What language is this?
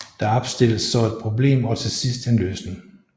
Danish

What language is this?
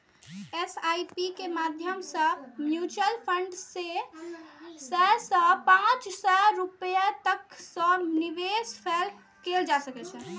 Maithili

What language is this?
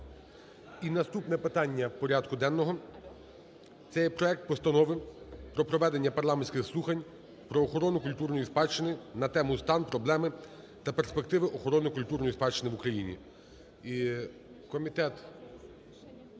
Ukrainian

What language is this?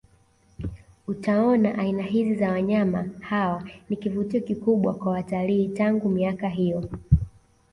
Swahili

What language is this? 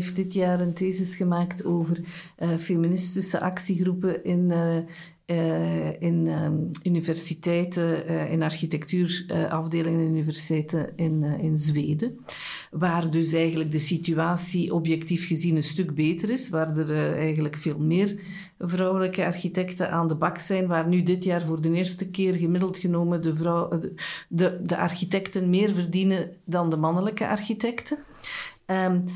Dutch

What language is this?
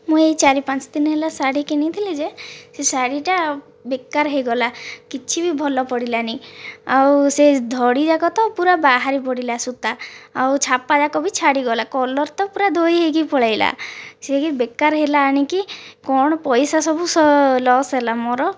Odia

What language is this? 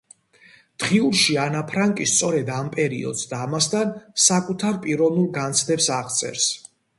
Georgian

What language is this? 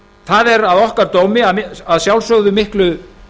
Icelandic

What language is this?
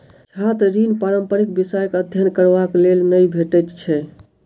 Maithili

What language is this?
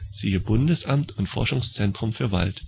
German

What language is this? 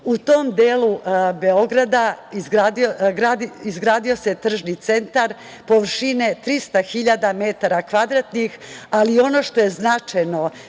Serbian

